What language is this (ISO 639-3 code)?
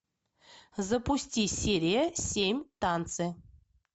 rus